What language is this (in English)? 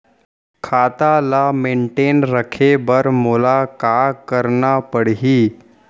Chhattisgarhi